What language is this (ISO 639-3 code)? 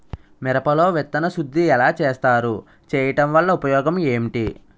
tel